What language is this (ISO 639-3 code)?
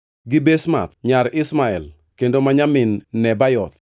luo